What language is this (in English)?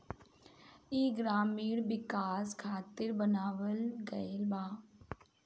Bhojpuri